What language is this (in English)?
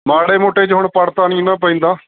Punjabi